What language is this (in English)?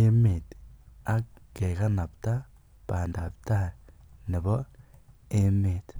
Kalenjin